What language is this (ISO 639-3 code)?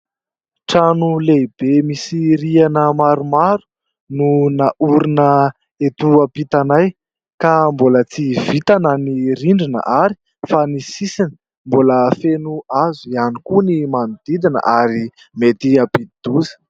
mlg